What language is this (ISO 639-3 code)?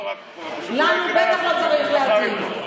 heb